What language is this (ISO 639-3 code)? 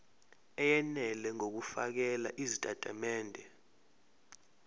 zul